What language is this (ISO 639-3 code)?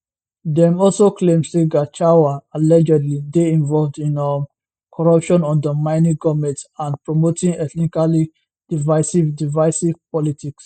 pcm